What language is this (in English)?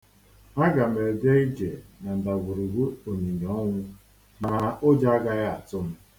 Igbo